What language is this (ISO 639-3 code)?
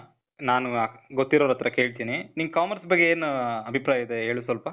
kan